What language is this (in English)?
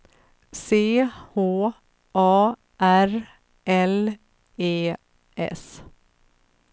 Swedish